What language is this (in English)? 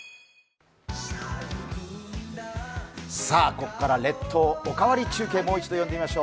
Japanese